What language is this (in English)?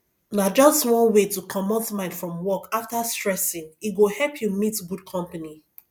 Nigerian Pidgin